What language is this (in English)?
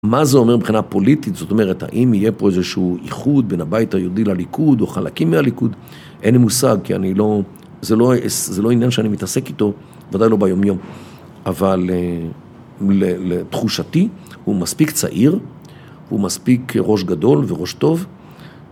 Hebrew